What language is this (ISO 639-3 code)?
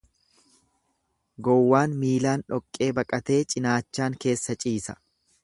orm